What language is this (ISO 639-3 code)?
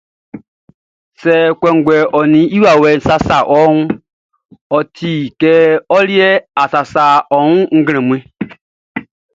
bci